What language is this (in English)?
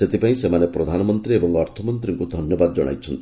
Odia